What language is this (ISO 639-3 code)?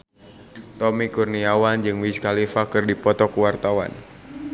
sun